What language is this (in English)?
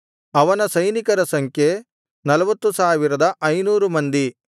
Kannada